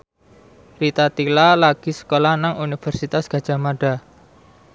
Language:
Javanese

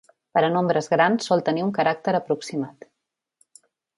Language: Catalan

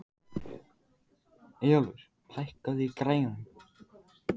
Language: Icelandic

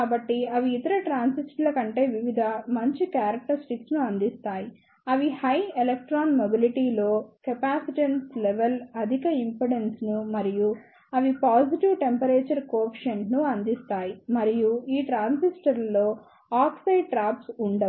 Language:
Telugu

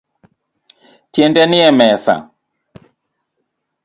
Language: Luo (Kenya and Tanzania)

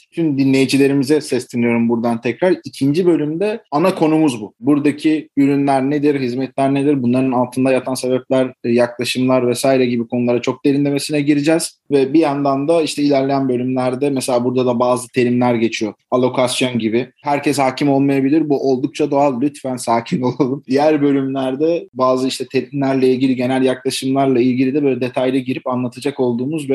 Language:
Turkish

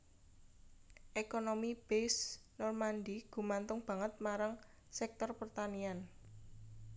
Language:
Javanese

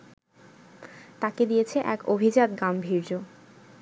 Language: Bangla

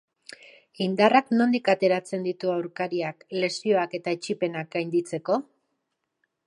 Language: Basque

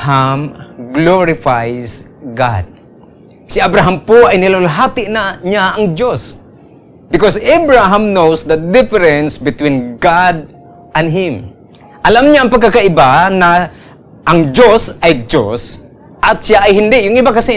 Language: Filipino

